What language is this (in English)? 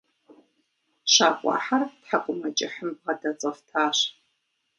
Kabardian